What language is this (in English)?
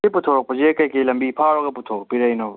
Manipuri